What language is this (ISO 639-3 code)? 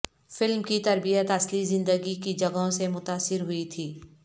urd